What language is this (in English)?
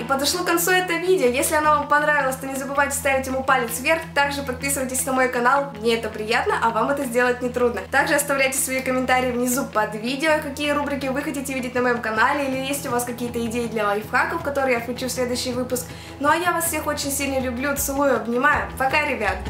Russian